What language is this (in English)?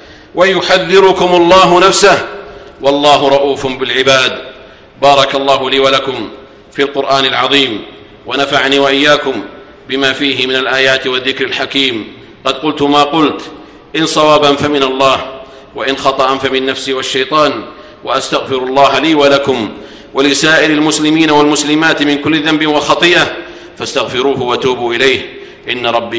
Arabic